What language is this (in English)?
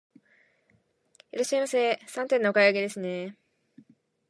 Japanese